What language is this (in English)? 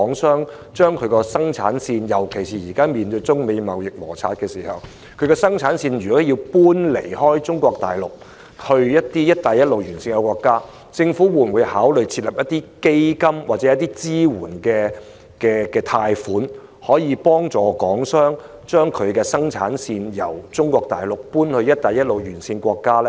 Cantonese